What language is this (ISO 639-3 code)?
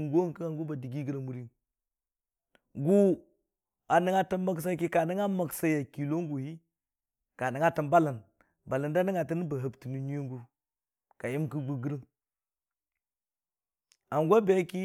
cfa